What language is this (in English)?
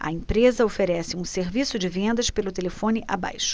Portuguese